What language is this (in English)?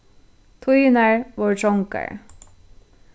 Faroese